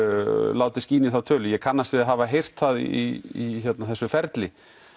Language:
Icelandic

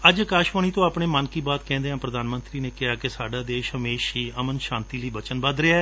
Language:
Punjabi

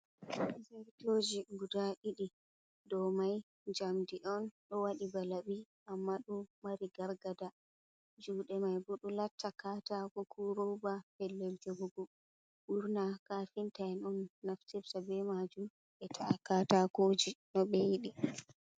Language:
Fula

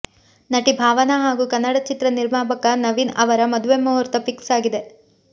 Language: Kannada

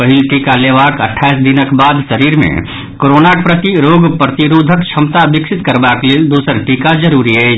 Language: Maithili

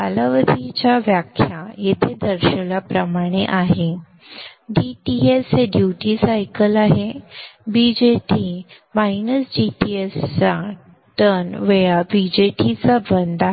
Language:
Marathi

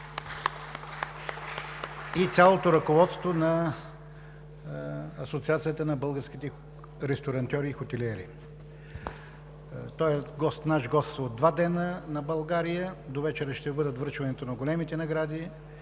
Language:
Bulgarian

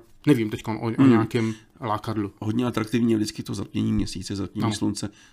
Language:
Czech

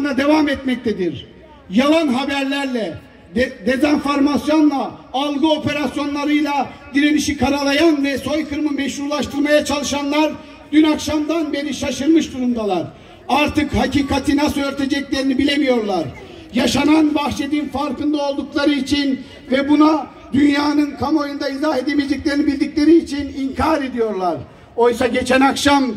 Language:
Turkish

